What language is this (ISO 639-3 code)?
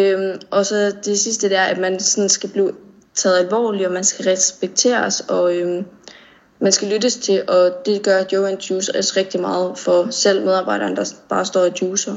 dan